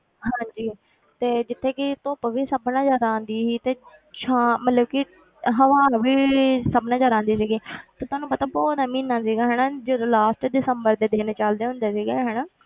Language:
Punjabi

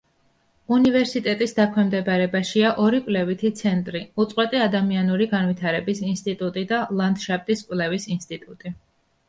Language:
Georgian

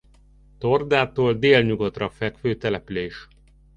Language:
Hungarian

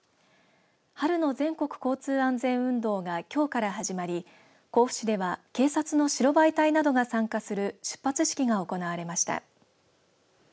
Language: Japanese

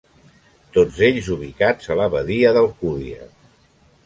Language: Catalan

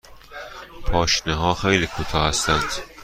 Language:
Persian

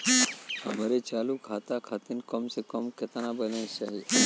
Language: Bhojpuri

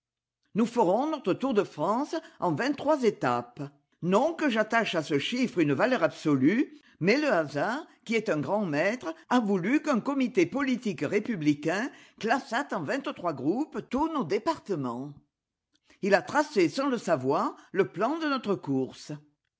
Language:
French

